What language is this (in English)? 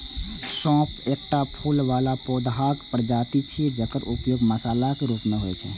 Maithili